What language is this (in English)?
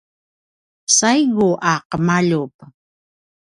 Paiwan